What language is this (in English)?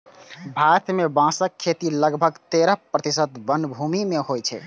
Maithili